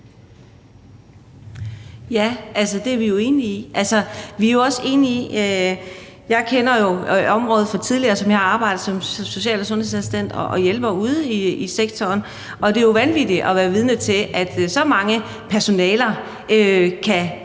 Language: Danish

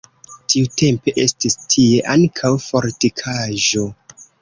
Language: Esperanto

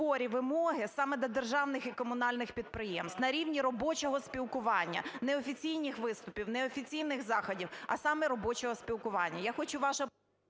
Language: Ukrainian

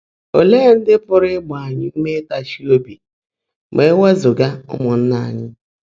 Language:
Igbo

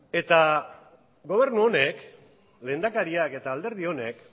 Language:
Basque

